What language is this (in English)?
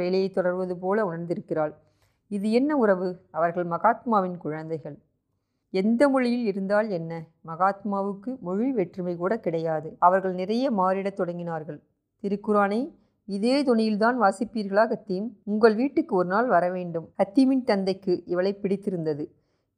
Tamil